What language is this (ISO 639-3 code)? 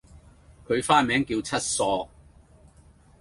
yue